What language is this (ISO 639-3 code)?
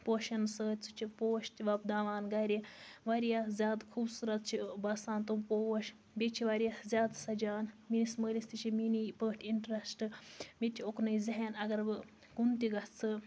kas